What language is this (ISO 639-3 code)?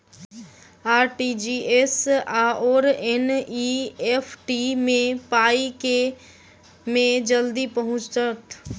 mai